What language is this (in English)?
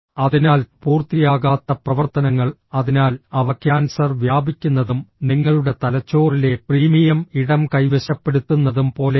Malayalam